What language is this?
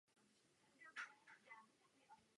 Czech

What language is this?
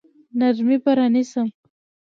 Pashto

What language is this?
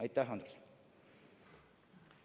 Estonian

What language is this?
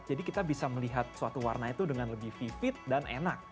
Indonesian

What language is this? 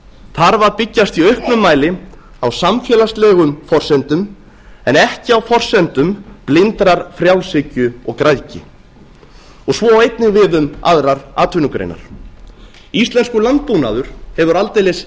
Icelandic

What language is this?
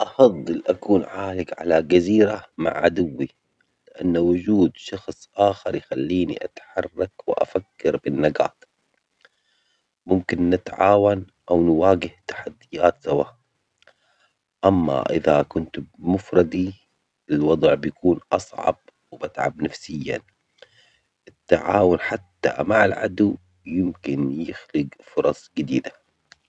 Omani Arabic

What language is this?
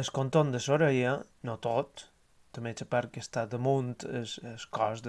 Catalan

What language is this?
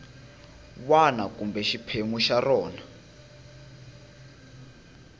Tsonga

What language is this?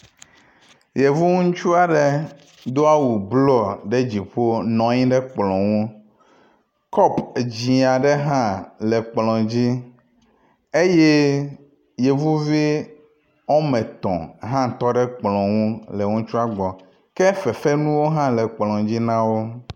Ewe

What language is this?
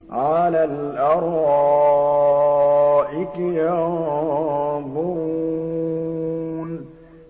Arabic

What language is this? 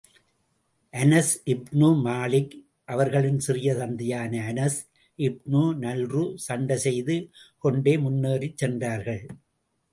Tamil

